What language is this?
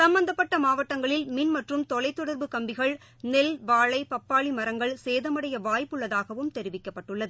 Tamil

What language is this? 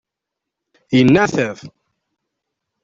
Kabyle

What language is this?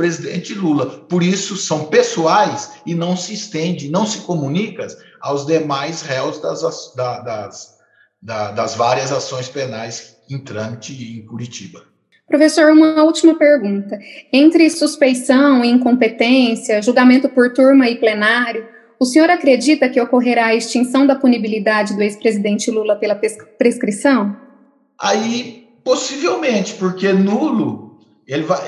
Portuguese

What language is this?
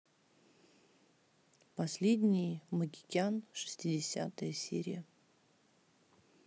Russian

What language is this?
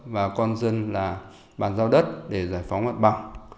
Vietnamese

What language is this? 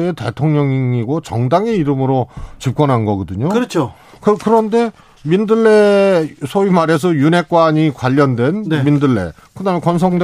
Korean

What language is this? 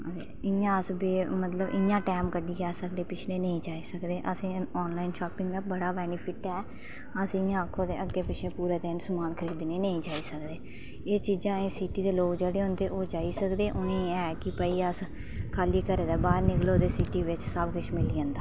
Dogri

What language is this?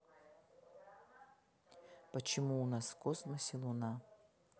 Russian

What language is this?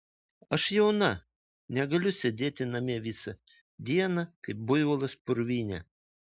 Lithuanian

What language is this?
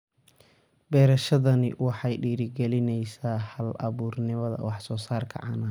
Somali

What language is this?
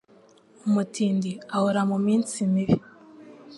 Kinyarwanda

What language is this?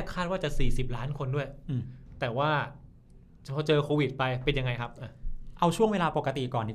Thai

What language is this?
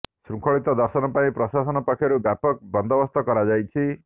Odia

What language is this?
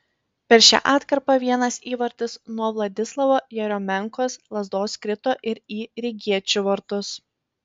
Lithuanian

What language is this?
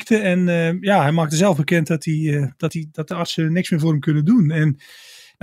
Dutch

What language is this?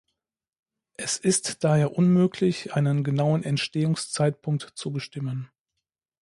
German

